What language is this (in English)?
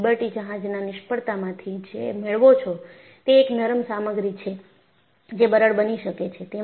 Gujarati